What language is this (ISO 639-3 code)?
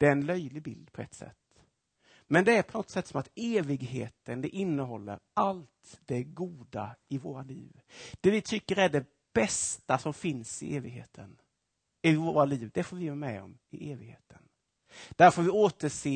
swe